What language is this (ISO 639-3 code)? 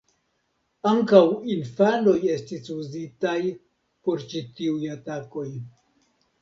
epo